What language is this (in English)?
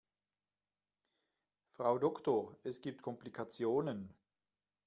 German